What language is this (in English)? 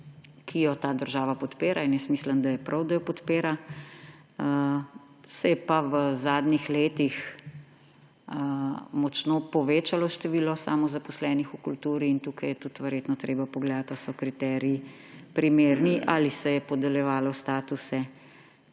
Slovenian